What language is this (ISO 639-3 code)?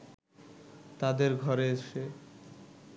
ben